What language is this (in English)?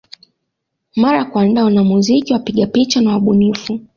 Swahili